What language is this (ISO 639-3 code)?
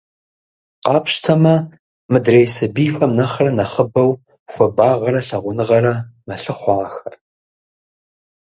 kbd